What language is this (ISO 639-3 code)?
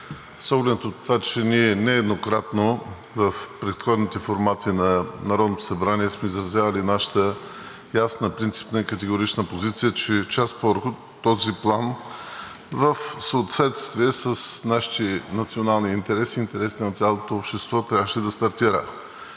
bul